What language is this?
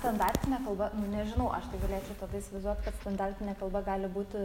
Lithuanian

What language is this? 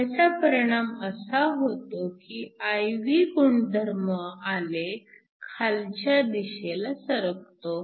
Marathi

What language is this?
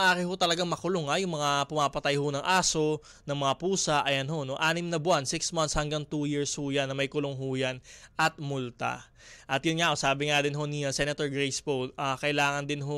Filipino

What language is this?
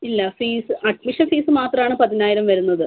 Malayalam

